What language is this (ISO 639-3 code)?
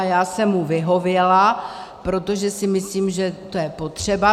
ces